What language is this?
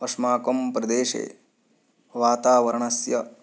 Sanskrit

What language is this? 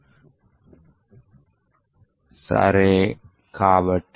Telugu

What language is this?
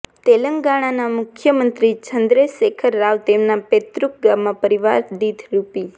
Gujarati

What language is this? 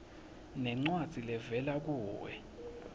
Swati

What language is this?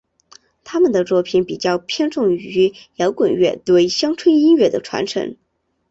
Chinese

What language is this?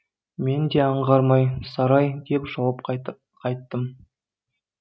Kazakh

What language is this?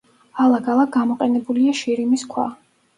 Georgian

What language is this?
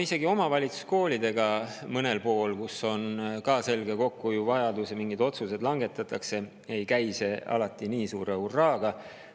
Estonian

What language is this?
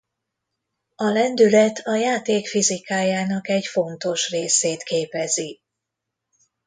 Hungarian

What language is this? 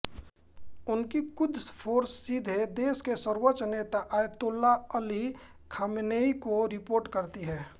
Hindi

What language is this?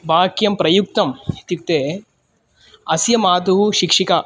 Sanskrit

